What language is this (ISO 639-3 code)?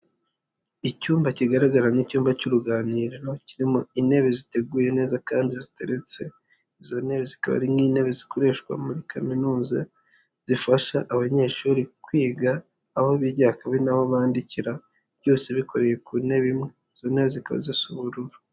kin